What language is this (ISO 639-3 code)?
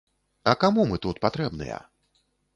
bel